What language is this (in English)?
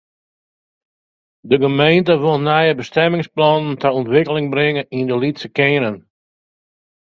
Western Frisian